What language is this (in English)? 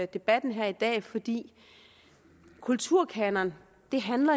Danish